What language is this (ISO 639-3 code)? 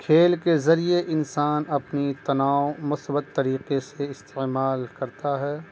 urd